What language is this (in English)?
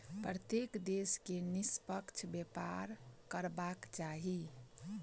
Maithili